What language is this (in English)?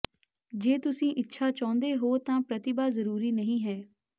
Punjabi